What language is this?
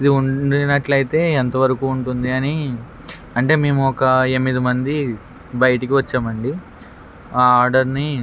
Telugu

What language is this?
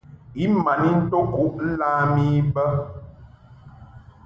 Mungaka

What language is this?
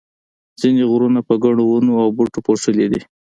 Pashto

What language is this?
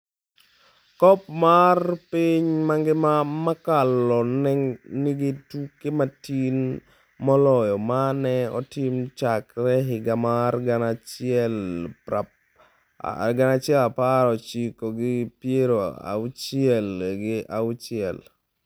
Luo (Kenya and Tanzania)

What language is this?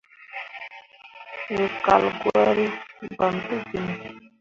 Mundang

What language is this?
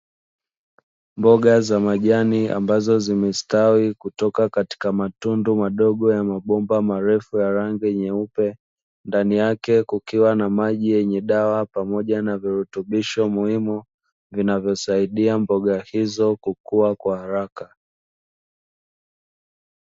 Swahili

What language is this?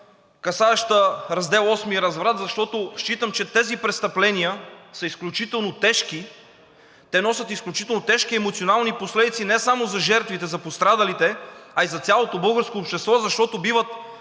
Bulgarian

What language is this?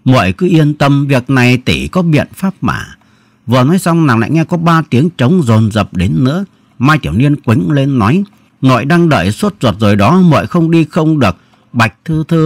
Vietnamese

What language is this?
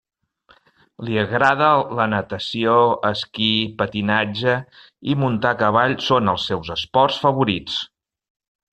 Catalan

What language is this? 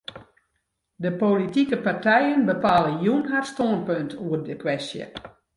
Western Frisian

